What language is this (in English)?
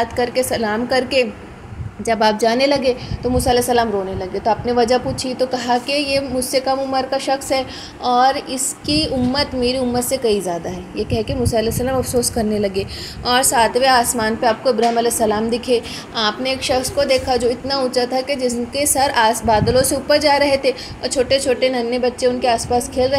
Hindi